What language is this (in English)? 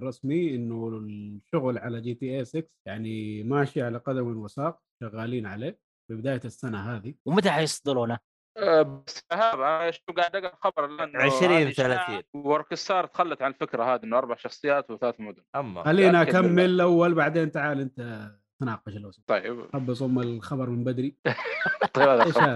Arabic